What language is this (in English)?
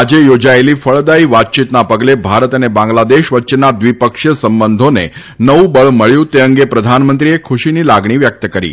Gujarati